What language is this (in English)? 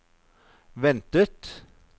Norwegian